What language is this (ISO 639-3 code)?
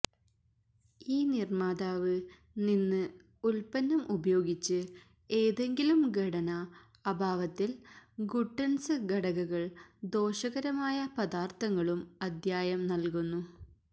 mal